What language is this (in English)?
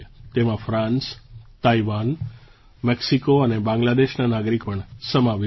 Gujarati